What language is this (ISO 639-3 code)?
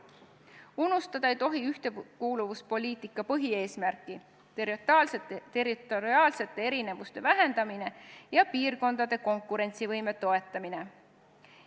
est